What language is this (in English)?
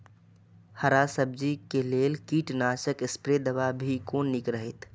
Maithili